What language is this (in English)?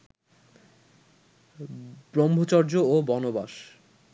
Bangla